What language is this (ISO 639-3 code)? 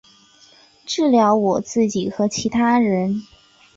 zho